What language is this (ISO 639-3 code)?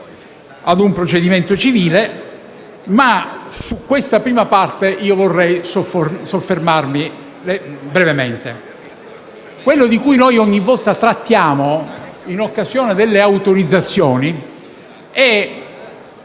ita